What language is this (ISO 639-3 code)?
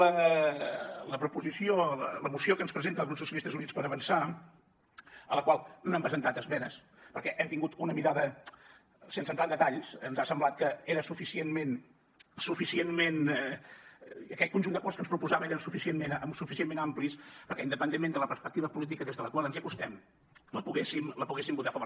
cat